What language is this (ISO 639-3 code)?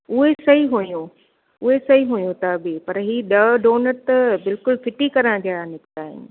snd